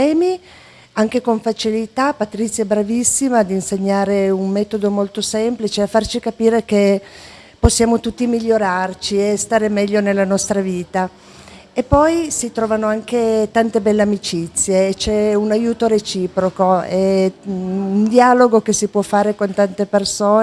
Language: Italian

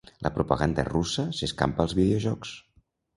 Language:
Catalan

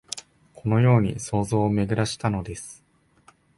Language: Japanese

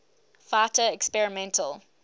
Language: English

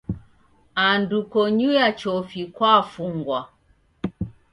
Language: Taita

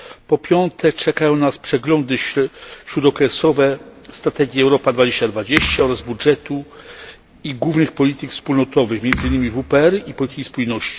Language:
Polish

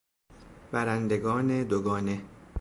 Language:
Persian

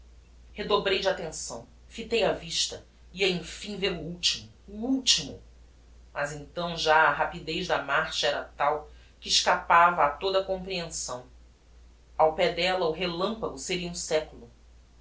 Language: Portuguese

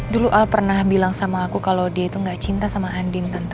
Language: Indonesian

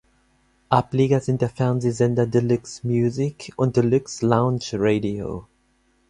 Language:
German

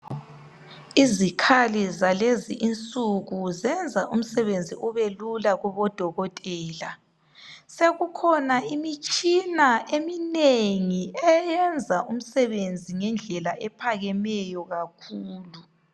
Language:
North Ndebele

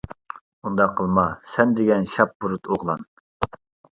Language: Uyghur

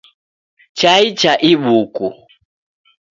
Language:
Taita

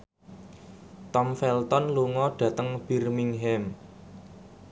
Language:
Javanese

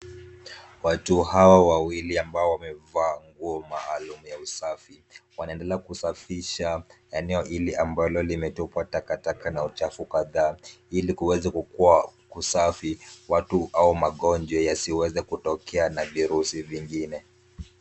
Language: Swahili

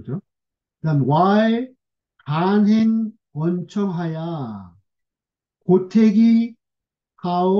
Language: Korean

